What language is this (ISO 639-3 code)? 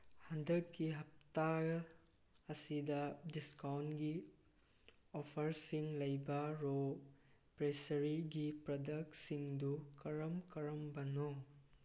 mni